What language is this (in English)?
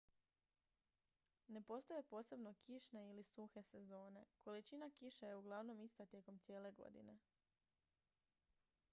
Croatian